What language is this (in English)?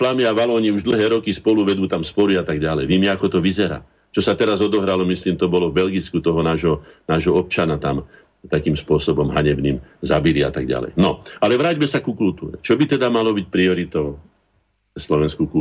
Slovak